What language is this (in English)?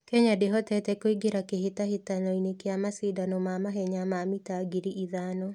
Kikuyu